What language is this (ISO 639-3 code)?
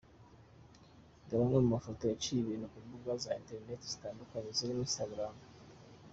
kin